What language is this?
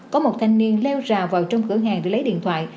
Vietnamese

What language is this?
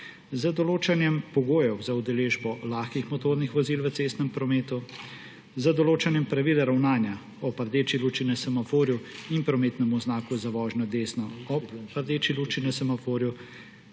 Slovenian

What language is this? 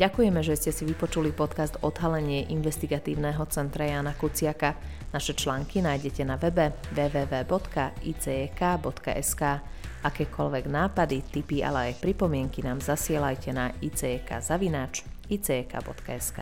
Slovak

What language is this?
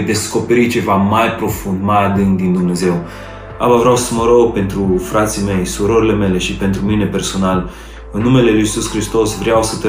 Romanian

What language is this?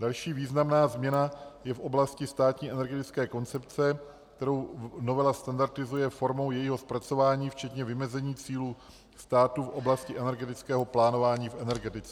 Czech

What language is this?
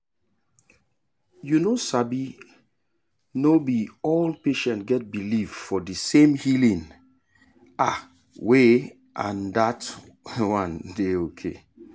Nigerian Pidgin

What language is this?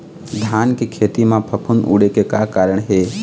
Chhattisgarhi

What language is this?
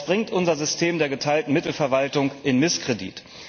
German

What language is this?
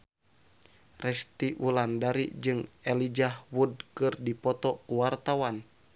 Sundanese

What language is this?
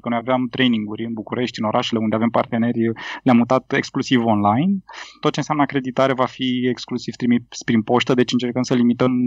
Romanian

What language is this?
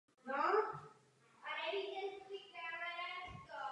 Czech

